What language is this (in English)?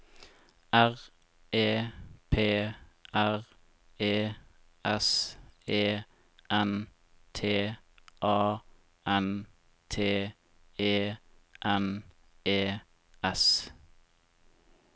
Norwegian